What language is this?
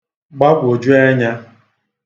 Igbo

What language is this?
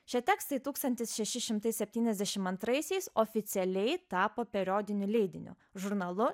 Lithuanian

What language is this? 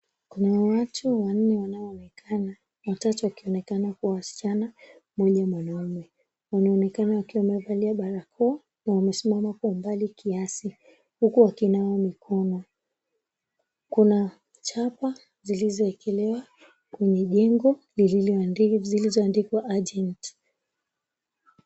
Swahili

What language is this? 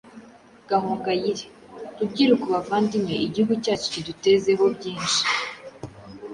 Kinyarwanda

